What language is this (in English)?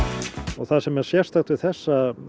Icelandic